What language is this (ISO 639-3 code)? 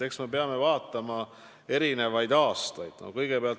est